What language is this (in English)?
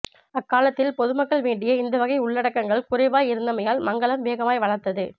Tamil